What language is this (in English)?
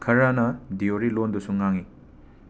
Manipuri